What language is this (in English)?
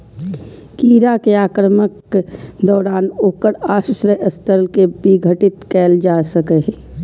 Maithili